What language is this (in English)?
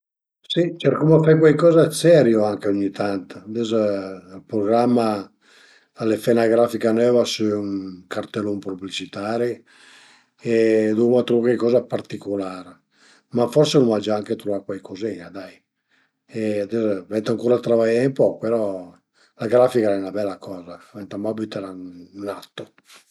Piedmontese